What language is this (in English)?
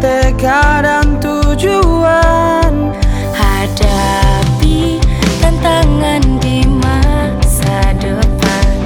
Indonesian